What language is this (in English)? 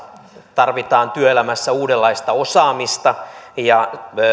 Finnish